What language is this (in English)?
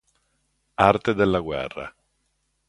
Italian